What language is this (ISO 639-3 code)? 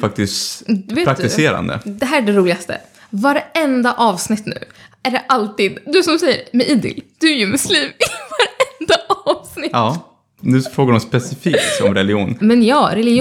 swe